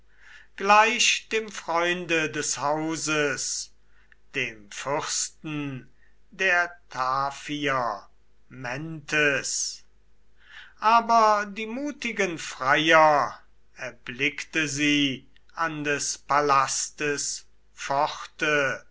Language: German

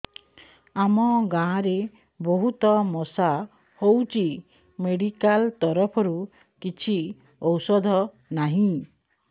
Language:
Odia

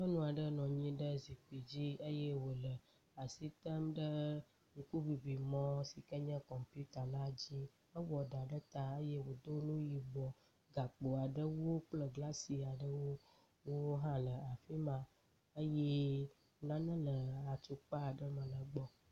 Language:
Ewe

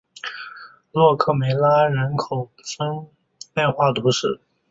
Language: Chinese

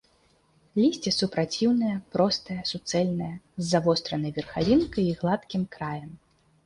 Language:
Belarusian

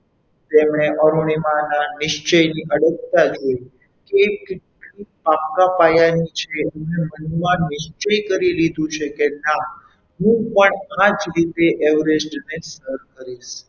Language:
Gujarati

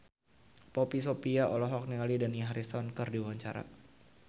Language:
Sundanese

